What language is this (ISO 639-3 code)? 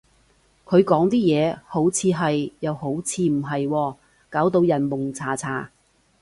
yue